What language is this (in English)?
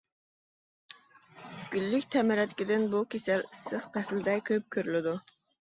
Uyghur